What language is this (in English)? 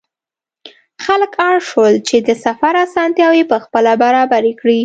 Pashto